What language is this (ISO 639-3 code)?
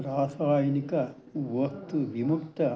san